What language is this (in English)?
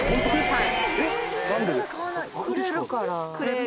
Japanese